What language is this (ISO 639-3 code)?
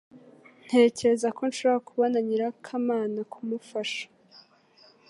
kin